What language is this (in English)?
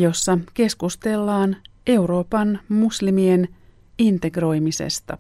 Finnish